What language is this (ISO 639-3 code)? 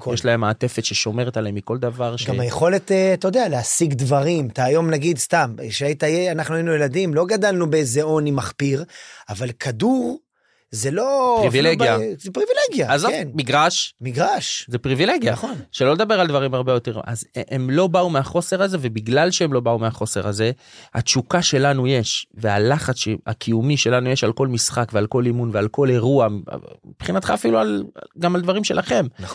heb